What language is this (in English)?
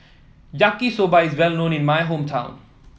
English